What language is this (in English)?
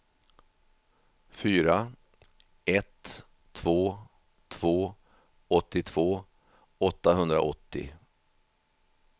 Swedish